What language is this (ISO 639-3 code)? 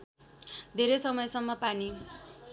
nep